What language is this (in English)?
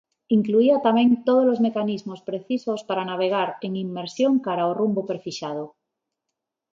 Galician